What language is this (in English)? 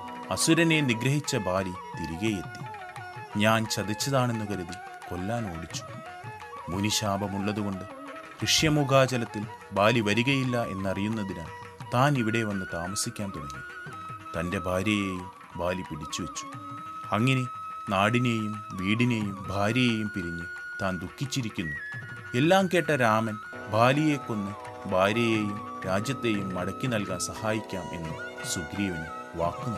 Malayalam